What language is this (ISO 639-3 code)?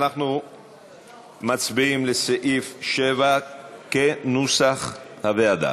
heb